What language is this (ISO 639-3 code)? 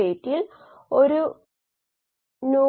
mal